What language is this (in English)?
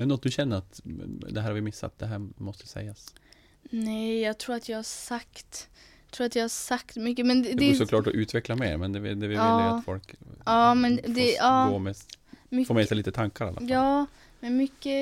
Swedish